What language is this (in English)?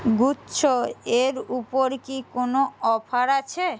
Bangla